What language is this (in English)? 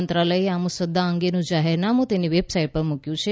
Gujarati